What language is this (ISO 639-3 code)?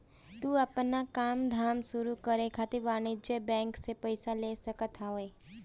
bho